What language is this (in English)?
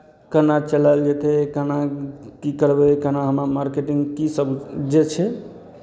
Maithili